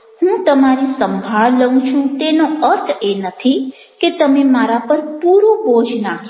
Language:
Gujarati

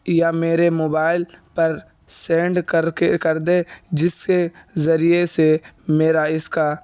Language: Urdu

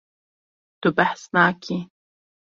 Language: Kurdish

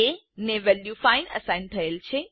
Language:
Gujarati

